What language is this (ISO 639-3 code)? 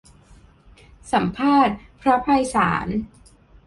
tha